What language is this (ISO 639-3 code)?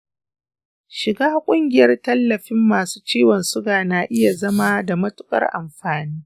hau